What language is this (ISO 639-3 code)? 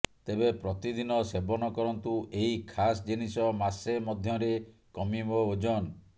ori